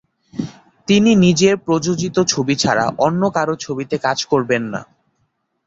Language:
Bangla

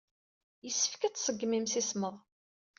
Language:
Kabyle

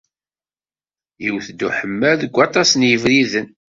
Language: Kabyle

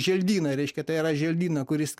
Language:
Lithuanian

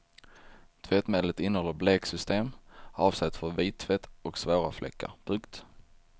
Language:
Swedish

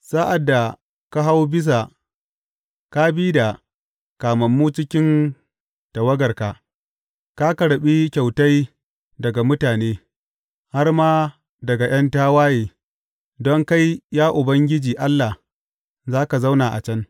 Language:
Hausa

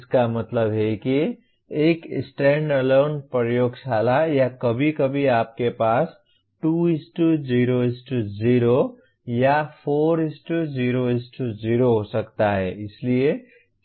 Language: Hindi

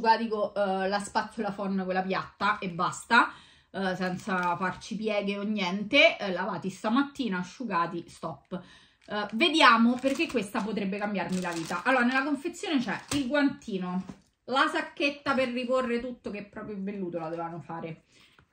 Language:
Italian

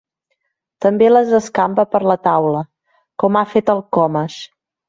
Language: Catalan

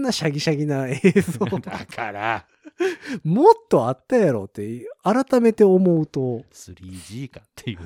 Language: Japanese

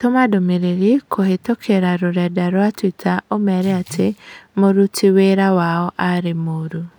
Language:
Kikuyu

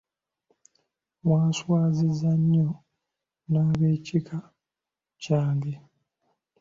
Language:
Ganda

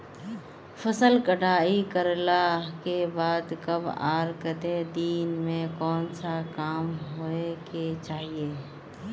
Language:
Magahi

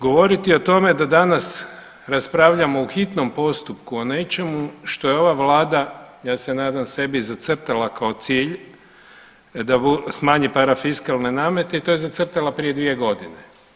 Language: Croatian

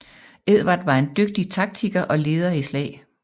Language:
Danish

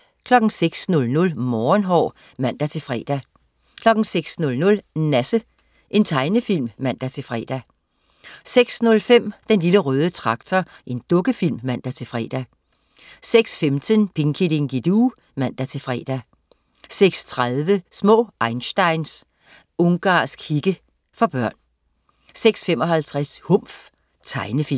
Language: Danish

